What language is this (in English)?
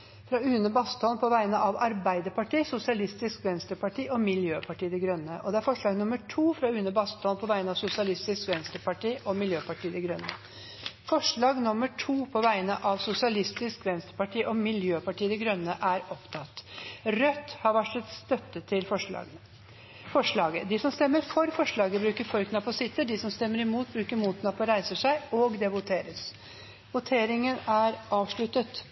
Norwegian Bokmål